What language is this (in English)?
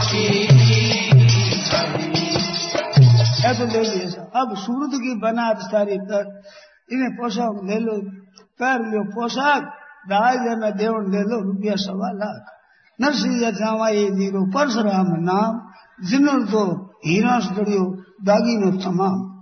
Hindi